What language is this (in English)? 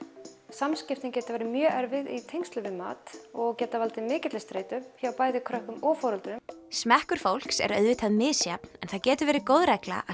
Icelandic